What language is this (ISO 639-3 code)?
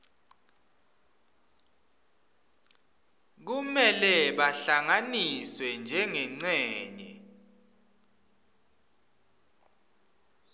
ssw